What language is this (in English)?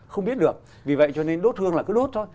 Vietnamese